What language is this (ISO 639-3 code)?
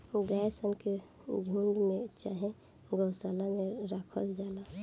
bho